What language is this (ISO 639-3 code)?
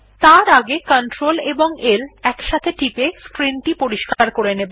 ben